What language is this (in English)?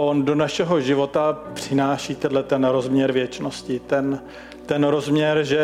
Czech